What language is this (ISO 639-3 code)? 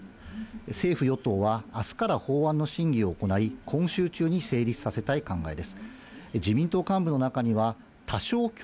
jpn